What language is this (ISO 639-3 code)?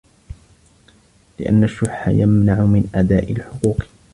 ara